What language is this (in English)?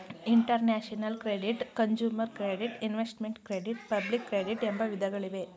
Kannada